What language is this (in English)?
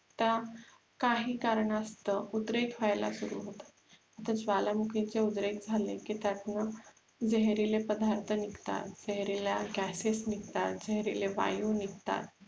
Marathi